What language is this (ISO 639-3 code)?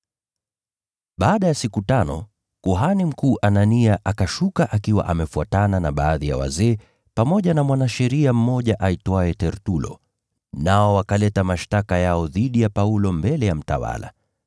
swa